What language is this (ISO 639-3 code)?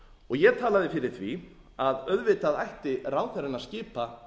isl